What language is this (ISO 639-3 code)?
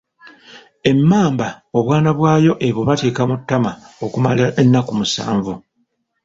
lug